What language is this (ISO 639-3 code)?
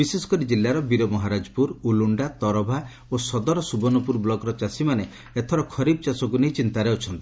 ori